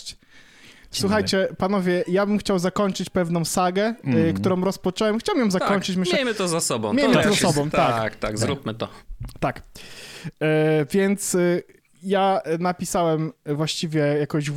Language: Polish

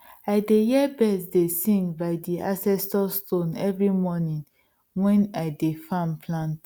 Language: Nigerian Pidgin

